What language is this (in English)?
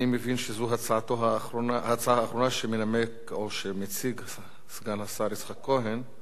Hebrew